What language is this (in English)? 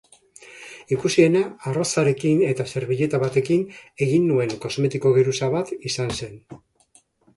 Basque